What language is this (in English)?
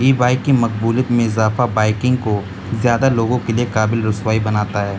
Urdu